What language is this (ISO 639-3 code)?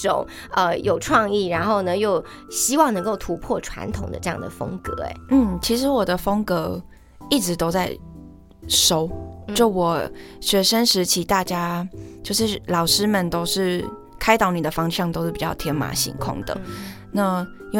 zho